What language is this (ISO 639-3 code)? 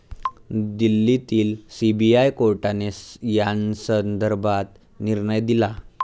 mar